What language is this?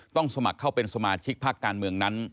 Thai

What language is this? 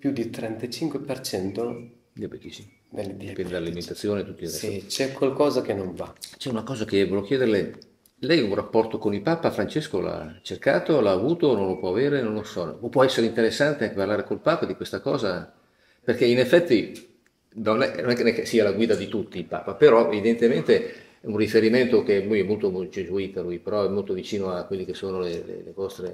Italian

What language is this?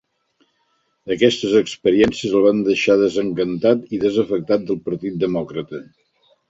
Catalan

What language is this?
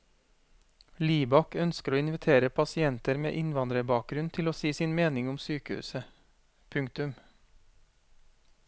Norwegian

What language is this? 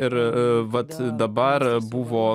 Lithuanian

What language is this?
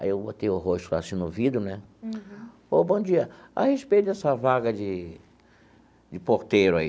Portuguese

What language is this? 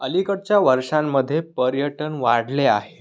Marathi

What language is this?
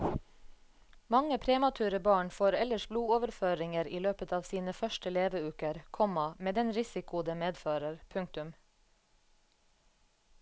Norwegian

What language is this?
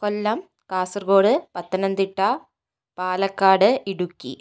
Malayalam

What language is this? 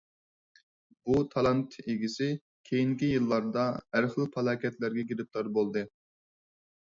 Uyghur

